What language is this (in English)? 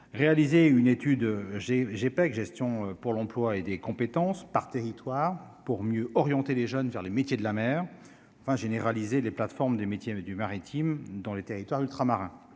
French